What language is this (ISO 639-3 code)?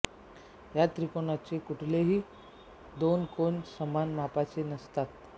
mar